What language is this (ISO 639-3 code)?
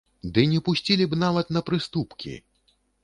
bel